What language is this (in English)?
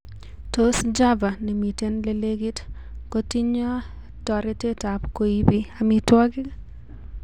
Kalenjin